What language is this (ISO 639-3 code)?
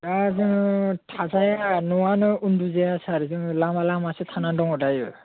brx